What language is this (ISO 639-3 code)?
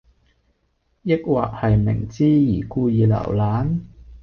yue